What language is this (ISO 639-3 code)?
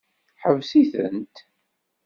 kab